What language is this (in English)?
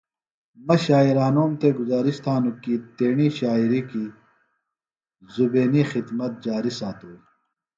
Phalura